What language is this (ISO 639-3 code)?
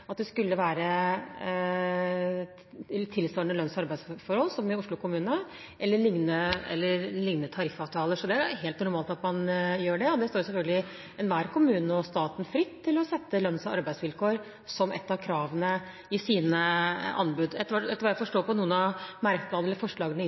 nob